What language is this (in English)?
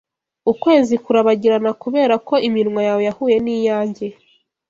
Kinyarwanda